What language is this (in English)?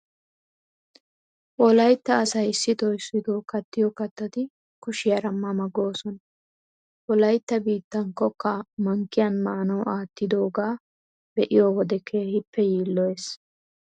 Wolaytta